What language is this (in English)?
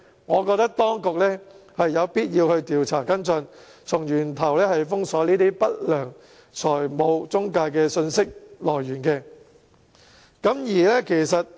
Cantonese